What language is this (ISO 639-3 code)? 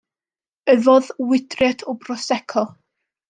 cym